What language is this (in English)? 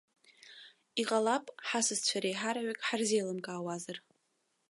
Abkhazian